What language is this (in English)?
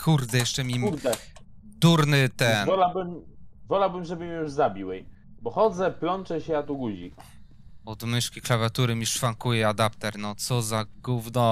Polish